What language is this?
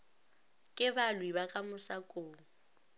Northern Sotho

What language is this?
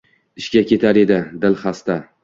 Uzbek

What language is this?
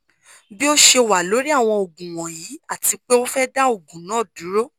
Yoruba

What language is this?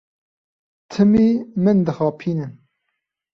Kurdish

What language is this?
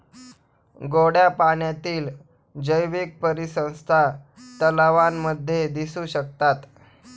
Marathi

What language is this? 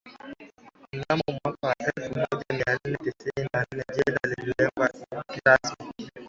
Swahili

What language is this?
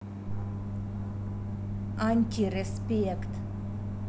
Russian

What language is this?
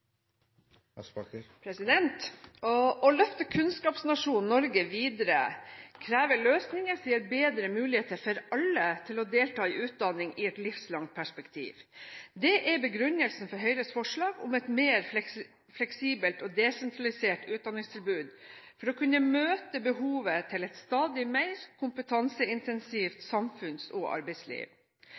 Norwegian Bokmål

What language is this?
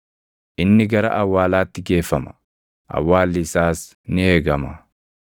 Oromo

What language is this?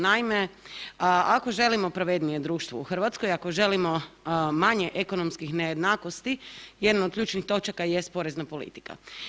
Croatian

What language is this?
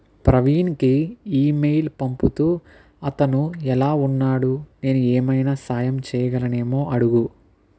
Telugu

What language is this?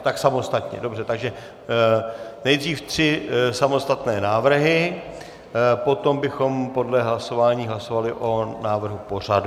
Czech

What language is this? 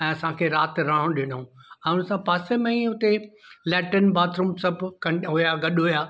Sindhi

